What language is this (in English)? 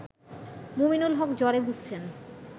Bangla